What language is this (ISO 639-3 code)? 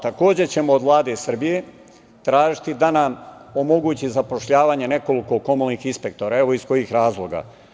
srp